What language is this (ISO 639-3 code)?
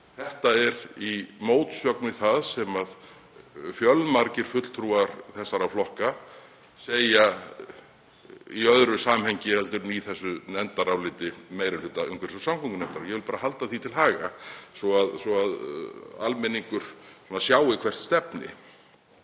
isl